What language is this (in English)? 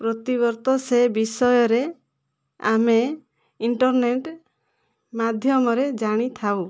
Odia